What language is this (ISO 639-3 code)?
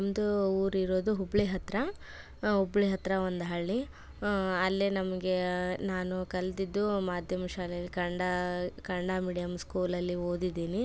kan